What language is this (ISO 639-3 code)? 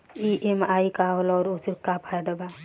bho